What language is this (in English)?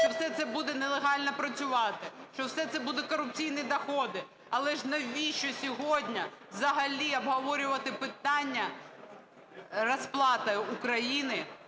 Ukrainian